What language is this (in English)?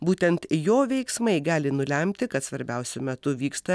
Lithuanian